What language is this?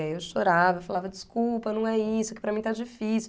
Portuguese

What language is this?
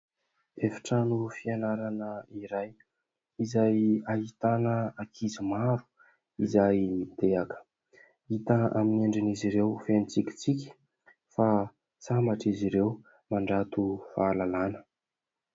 Malagasy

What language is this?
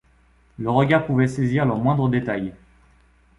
French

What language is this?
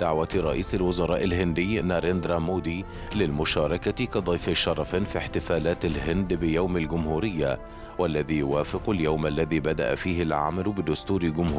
Arabic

